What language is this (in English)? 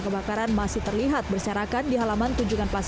Indonesian